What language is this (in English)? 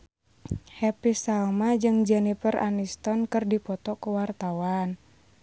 Sundanese